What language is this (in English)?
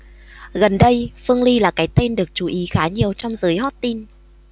Vietnamese